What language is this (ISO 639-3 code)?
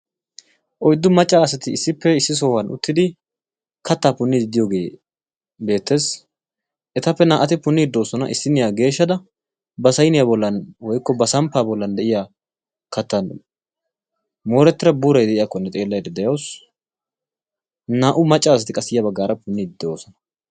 wal